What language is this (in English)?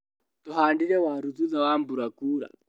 Kikuyu